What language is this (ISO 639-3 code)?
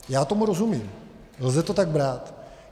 ces